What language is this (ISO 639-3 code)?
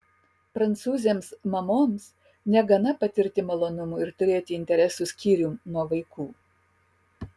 lit